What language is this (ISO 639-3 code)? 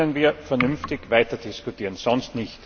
deu